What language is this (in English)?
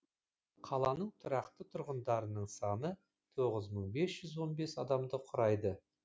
Kazakh